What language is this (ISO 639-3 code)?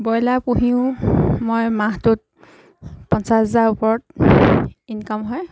asm